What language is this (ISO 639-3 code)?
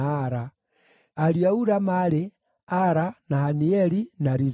kik